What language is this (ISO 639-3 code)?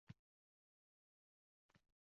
uzb